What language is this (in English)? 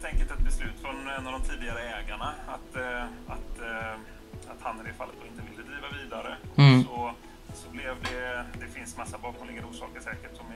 Swedish